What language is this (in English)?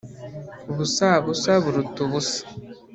Kinyarwanda